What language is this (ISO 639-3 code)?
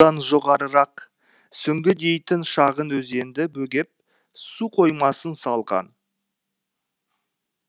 kaz